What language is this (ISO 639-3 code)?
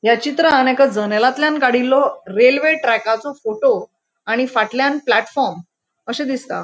kok